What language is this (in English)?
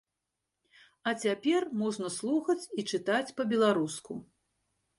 Belarusian